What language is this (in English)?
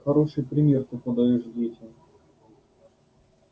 Russian